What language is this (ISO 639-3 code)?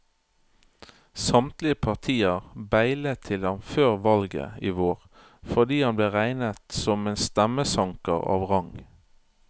nor